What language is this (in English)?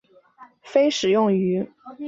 Chinese